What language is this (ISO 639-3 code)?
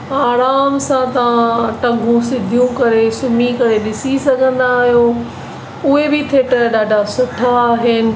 snd